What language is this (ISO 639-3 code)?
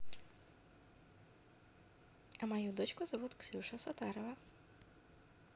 rus